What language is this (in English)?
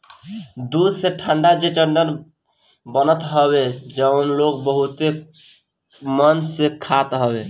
Bhojpuri